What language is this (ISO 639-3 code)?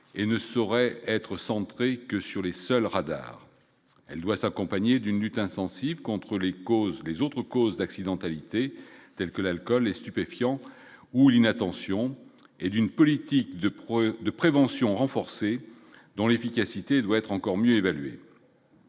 fra